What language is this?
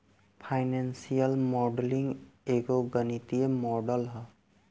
Bhojpuri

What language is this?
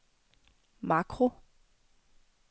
Danish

